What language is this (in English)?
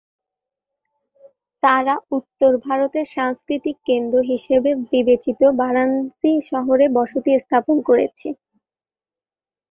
Bangla